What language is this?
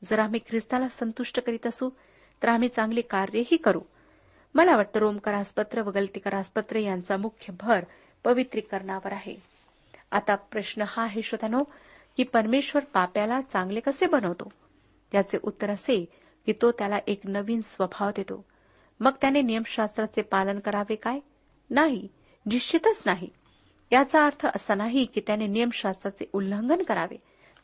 Marathi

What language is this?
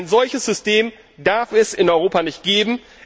German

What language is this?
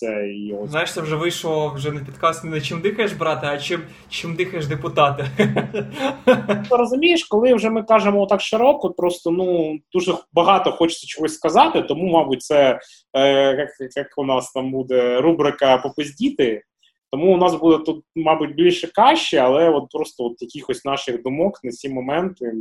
Ukrainian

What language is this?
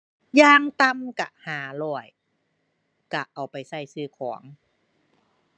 Thai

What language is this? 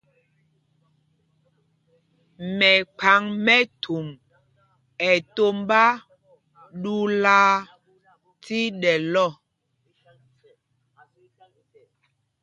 Mpumpong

